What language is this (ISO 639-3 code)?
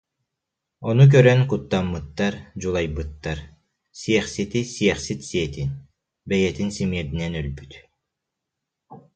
sah